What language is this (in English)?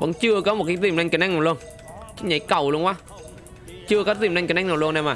Vietnamese